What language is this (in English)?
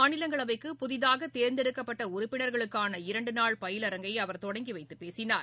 Tamil